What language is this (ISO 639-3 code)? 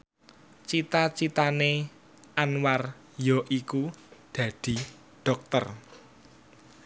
jav